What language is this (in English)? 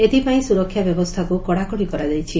Odia